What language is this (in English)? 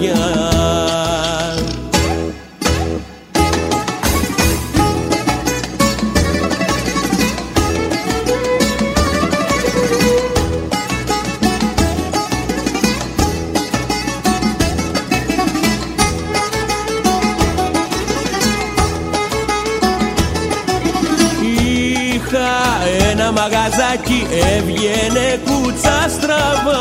Greek